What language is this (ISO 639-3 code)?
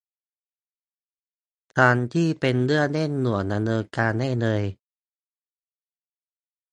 tha